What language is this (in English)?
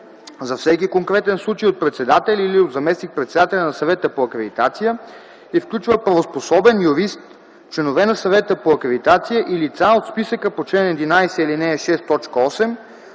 Bulgarian